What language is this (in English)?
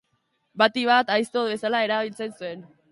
Basque